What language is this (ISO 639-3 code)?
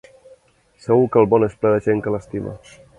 cat